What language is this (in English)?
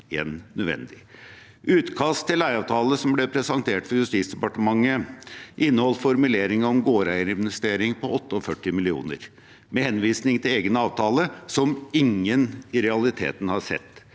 Norwegian